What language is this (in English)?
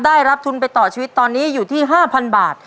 Thai